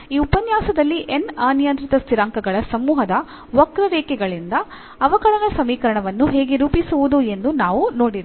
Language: Kannada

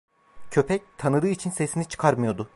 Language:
Turkish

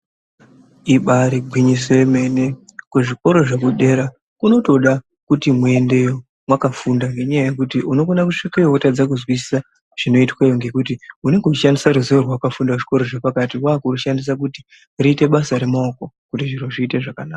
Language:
Ndau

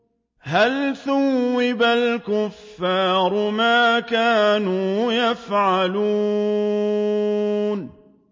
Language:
Arabic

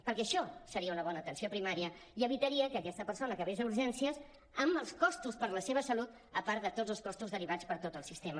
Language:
Catalan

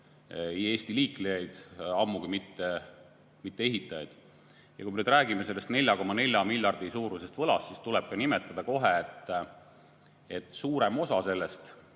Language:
Estonian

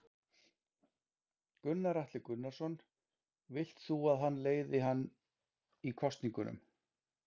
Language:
Icelandic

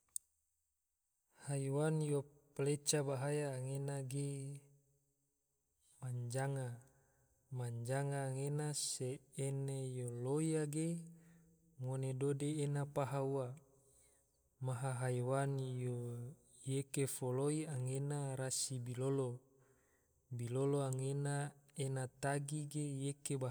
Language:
Tidore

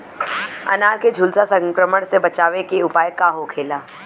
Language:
Bhojpuri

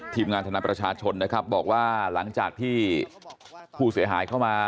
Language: Thai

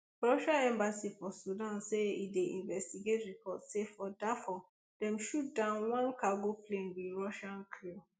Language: Nigerian Pidgin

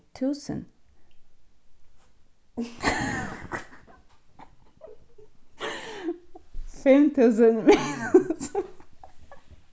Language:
Faroese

